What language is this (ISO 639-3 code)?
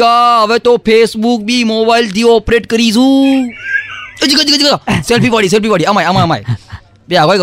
guj